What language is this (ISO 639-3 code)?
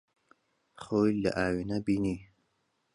ckb